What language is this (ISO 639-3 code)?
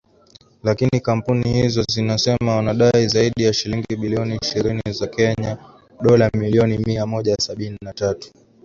swa